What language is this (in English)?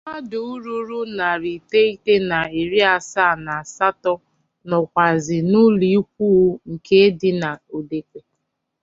Igbo